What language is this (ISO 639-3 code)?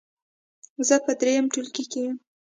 pus